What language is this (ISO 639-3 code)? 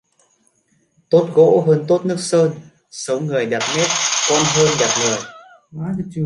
vie